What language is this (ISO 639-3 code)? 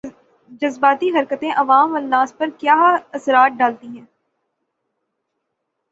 urd